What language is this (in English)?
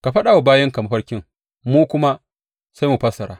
Hausa